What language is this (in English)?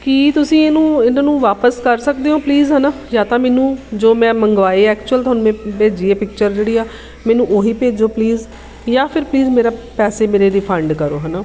Punjabi